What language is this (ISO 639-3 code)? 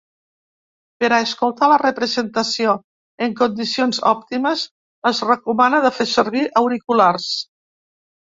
cat